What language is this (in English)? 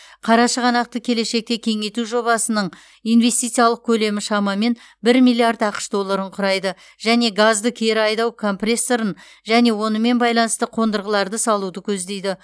Kazakh